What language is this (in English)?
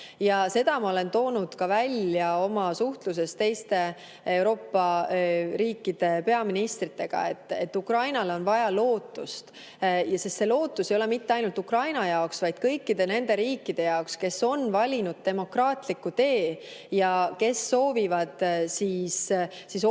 Estonian